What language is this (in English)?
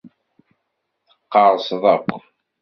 Kabyle